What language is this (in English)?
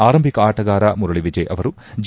Kannada